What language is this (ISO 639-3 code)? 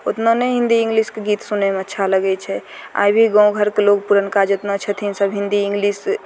mai